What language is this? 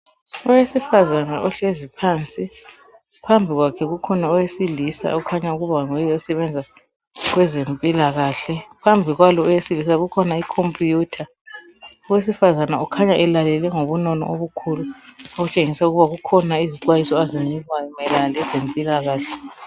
North Ndebele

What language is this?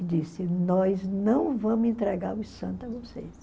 Portuguese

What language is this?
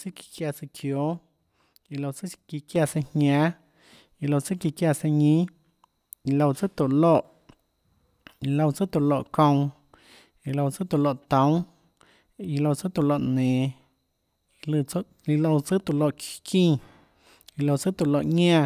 Tlacoatzintepec Chinantec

